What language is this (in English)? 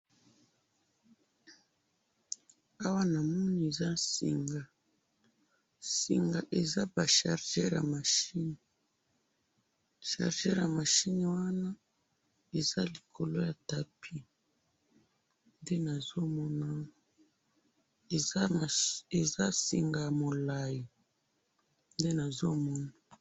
Lingala